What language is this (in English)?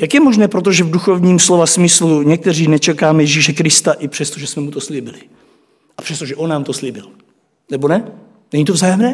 Czech